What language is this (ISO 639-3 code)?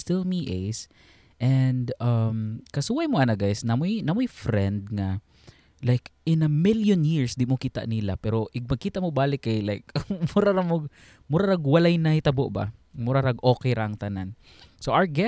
fil